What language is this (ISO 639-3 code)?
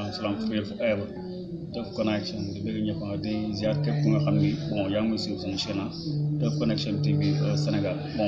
ind